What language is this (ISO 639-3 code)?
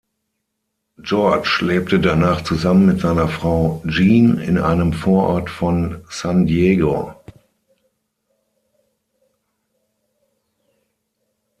deu